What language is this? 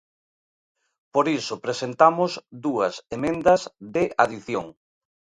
Galician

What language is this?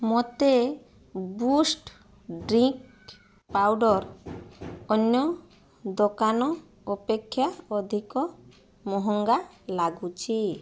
Odia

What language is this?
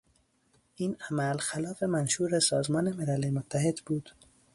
Persian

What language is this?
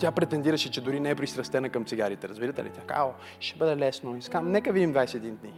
Bulgarian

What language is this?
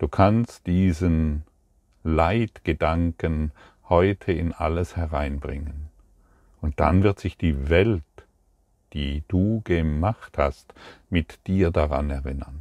German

